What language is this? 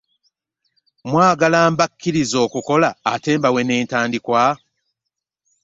Ganda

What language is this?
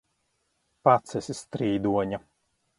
Latvian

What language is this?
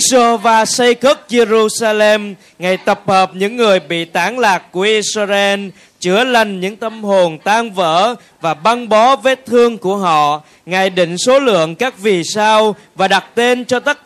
Vietnamese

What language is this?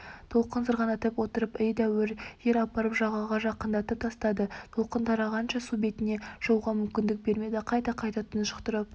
Kazakh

